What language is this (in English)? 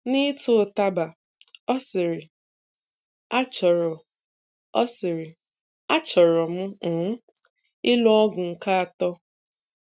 Igbo